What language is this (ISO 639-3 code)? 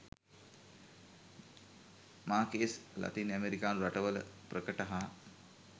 sin